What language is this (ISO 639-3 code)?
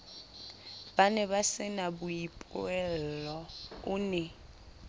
sot